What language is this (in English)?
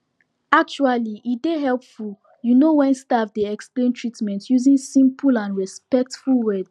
Nigerian Pidgin